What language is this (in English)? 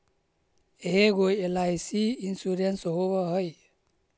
Magahi